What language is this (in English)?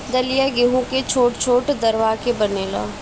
Bhojpuri